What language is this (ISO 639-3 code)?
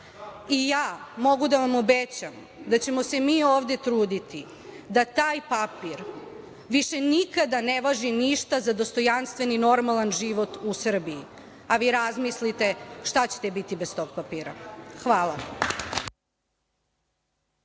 srp